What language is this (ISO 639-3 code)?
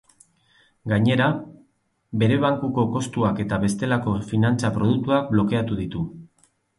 eus